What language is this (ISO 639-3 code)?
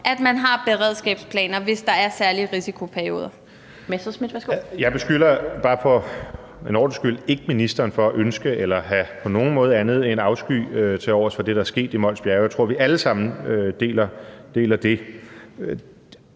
dan